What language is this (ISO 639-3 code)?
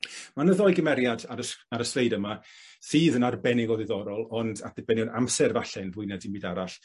cym